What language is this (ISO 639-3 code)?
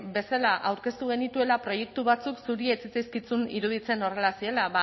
eus